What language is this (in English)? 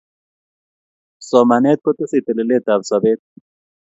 Kalenjin